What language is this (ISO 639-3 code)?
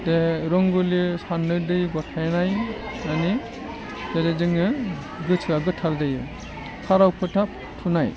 brx